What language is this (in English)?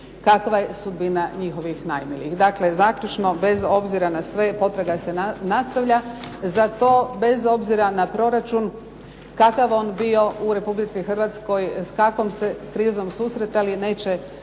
Croatian